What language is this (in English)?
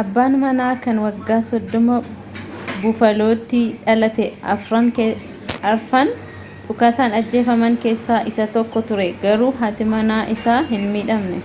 Oromo